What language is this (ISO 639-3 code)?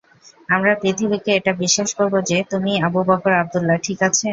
ben